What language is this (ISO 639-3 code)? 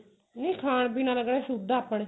pan